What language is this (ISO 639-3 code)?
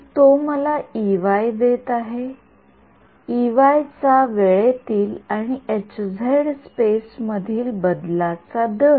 mar